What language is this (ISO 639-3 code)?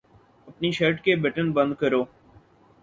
urd